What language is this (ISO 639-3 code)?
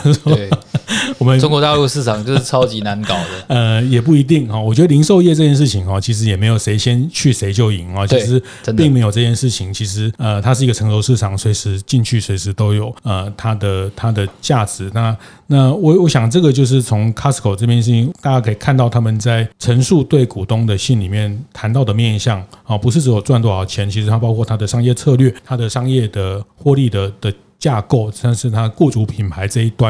zho